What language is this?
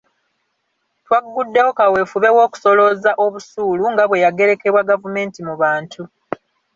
Ganda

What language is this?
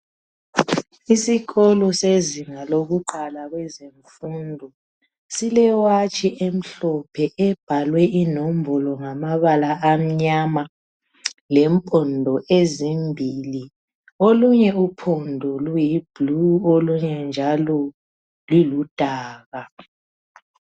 North Ndebele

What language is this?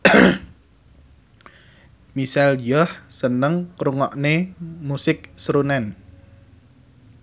Javanese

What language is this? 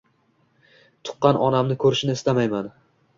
Uzbek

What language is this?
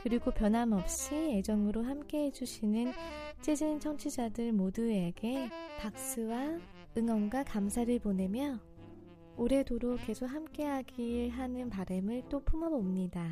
Korean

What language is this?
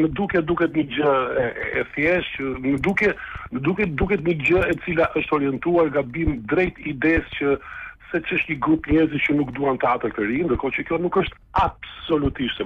Romanian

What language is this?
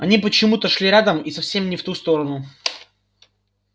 Russian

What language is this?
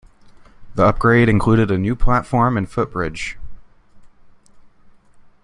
English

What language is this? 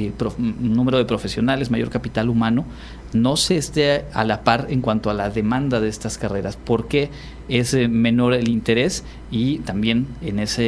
Spanish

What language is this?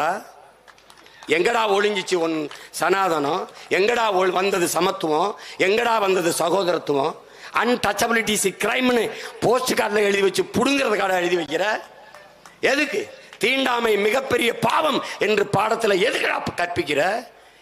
Tamil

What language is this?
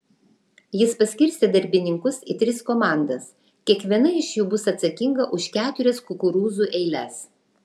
Lithuanian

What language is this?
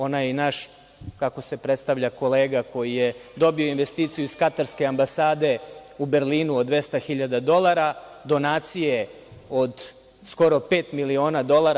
Serbian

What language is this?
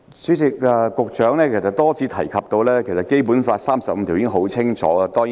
Cantonese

